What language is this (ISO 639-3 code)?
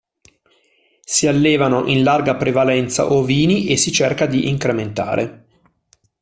ita